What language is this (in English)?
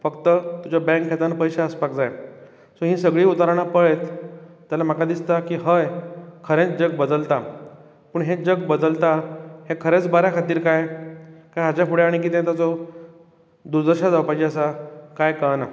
Konkani